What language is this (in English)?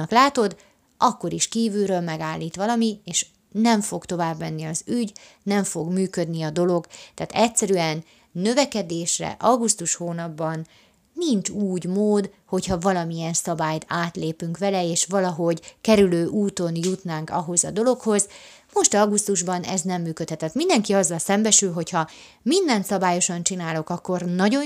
Hungarian